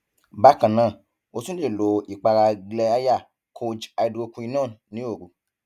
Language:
Yoruba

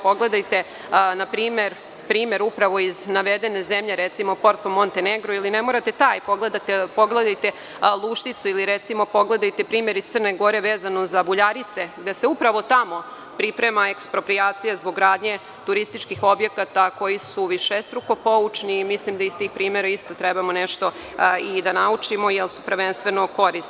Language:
Serbian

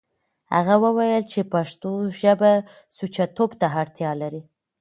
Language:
Pashto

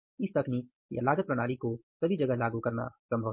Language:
Hindi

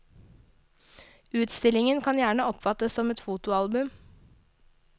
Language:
Norwegian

